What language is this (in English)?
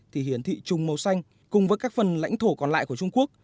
Vietnamese